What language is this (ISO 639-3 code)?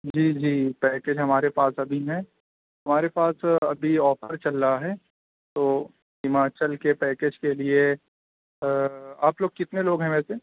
urd